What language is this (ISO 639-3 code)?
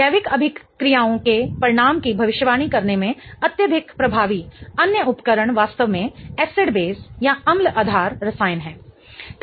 hin